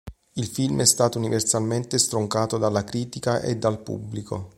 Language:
Italian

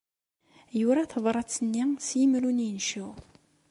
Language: Kabyle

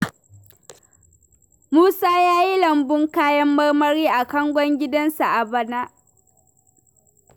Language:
Hausa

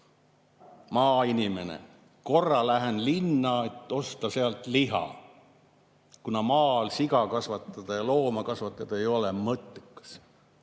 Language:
Estonian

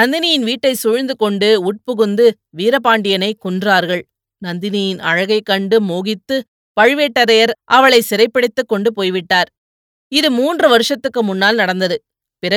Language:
Tamil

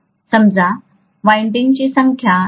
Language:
Marathi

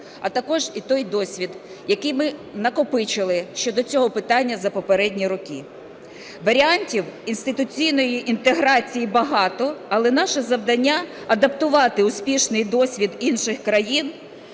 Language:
Ukrainian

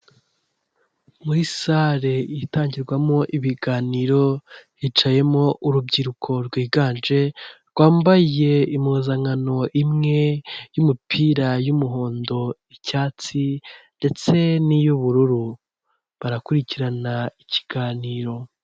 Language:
Kinyarwanda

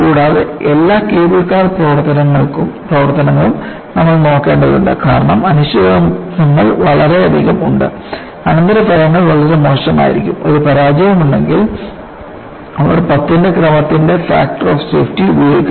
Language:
Malayalam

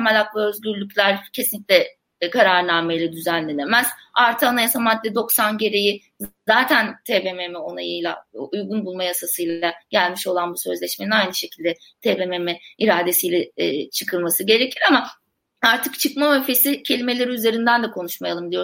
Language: Turkish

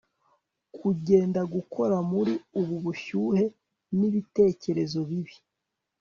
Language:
Kinyarwanda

